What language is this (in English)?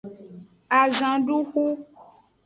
Aja (Benin)